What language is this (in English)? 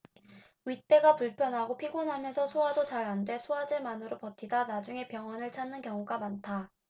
Korean